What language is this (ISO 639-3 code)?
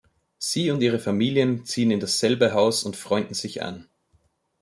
deu